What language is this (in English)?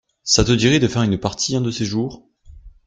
French